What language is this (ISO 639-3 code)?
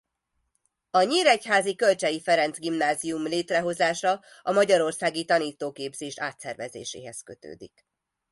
hun